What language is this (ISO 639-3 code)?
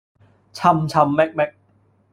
yue